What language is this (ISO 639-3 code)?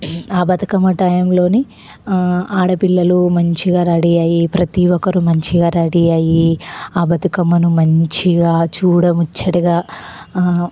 tel